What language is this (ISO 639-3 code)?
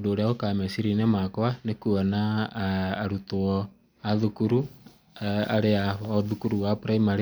kik